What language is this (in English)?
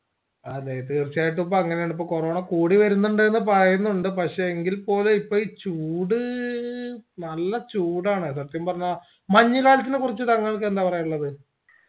Malayalam